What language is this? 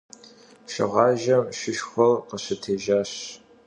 Kabardian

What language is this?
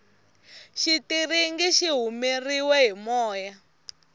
Tsonga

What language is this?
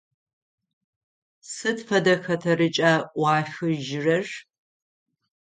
Adyghe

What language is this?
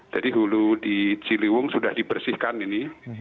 Indonesian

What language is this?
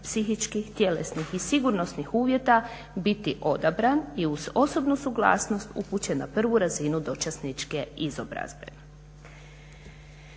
Croatian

